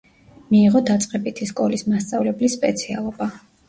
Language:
Georgian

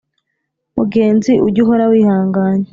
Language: Kinyarwanda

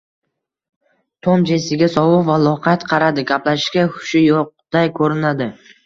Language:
Uzbek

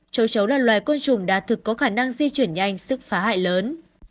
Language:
Vietnamese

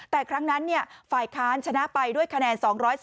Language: Thai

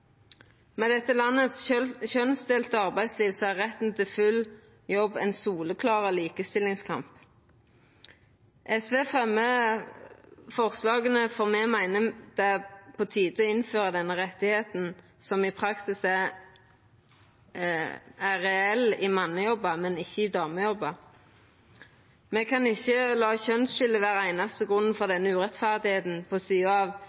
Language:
Norwegian Nynorsk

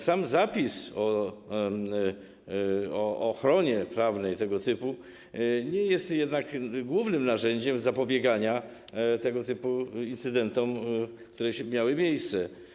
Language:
Polish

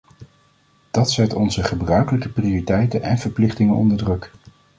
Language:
Dutch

